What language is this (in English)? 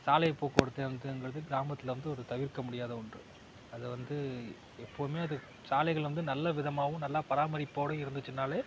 Tamil